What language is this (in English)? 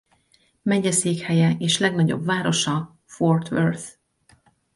Hungarian